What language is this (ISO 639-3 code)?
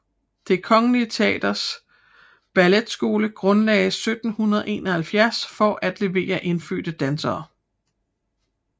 dan